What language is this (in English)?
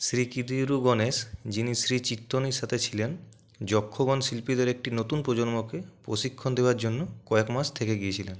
Bangla